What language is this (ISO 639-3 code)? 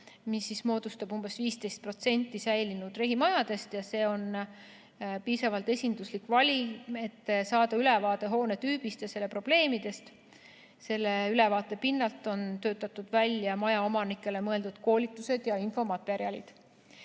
est